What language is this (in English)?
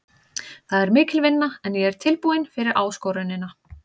Icelandic